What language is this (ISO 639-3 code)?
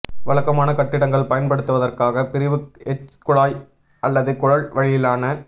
tam